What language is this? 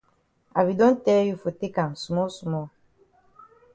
Cameroon Pidgin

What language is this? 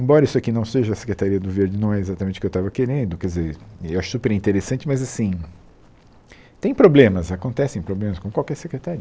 Portuguese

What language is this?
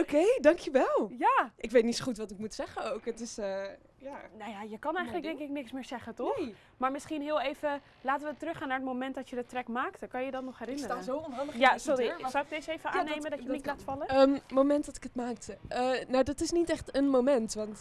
Dutch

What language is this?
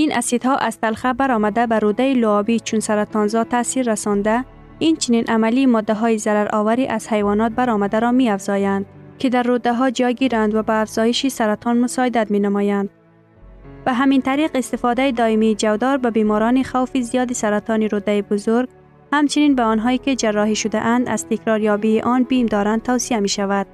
Persian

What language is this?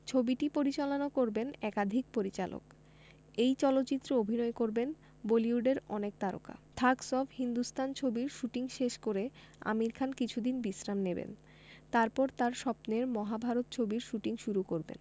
Bangla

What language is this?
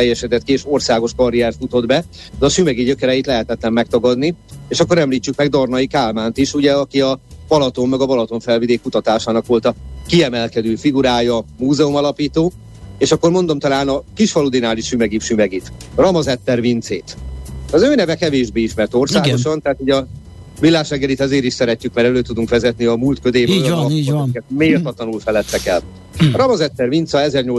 Hungarian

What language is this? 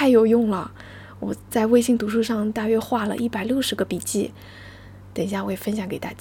Chinese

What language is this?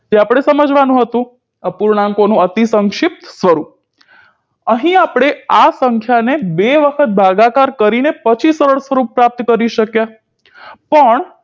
Gujarati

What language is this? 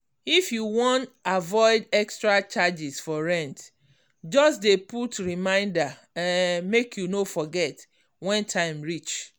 Nigerian Pidgin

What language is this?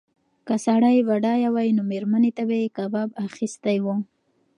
Pashto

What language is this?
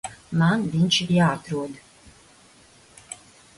Latvian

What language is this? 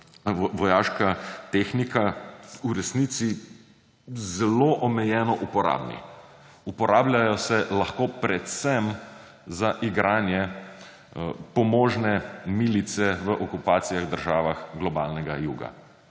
Slovenian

